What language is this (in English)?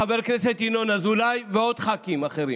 Hebrew